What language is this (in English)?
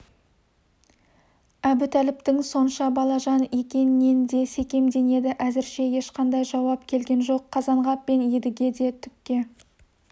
Kazakh